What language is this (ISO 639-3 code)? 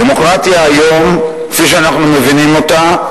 heb